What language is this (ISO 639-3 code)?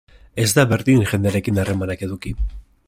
eus